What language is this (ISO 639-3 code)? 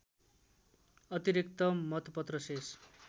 nep